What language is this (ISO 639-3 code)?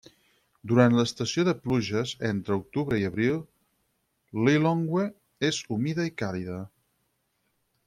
cat